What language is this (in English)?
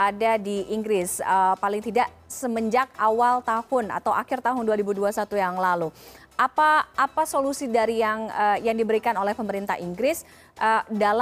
Indonesian